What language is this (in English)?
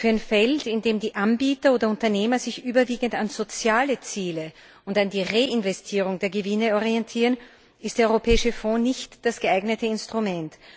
German